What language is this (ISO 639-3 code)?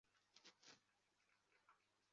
zho